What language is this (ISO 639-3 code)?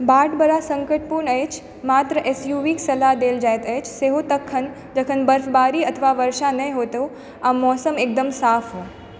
mai